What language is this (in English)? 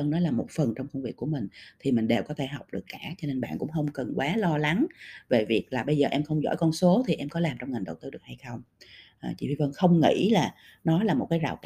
Vietnamese